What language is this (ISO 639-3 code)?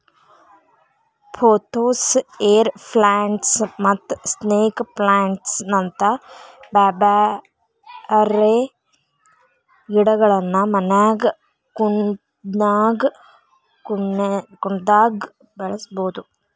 kan